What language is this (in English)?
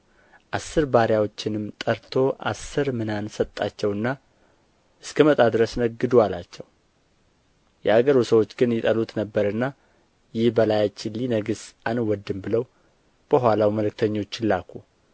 Amharic